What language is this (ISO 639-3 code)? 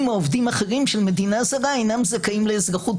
heb